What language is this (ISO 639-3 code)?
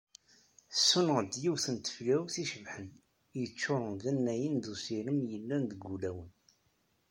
kab